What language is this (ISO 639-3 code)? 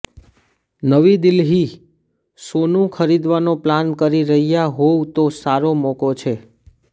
guj